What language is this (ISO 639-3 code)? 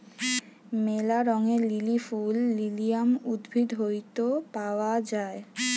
ben